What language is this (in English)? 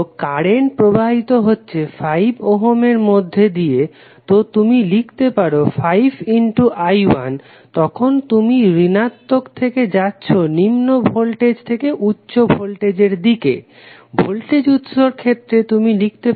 Bangla